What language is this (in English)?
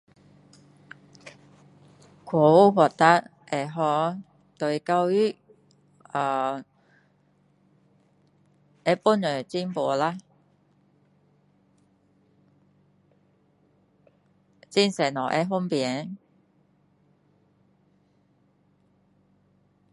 Min Dong Chinese